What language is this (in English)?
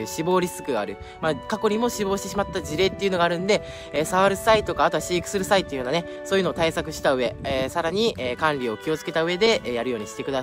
Japanese